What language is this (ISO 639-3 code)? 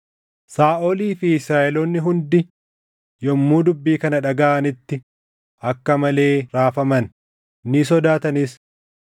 orm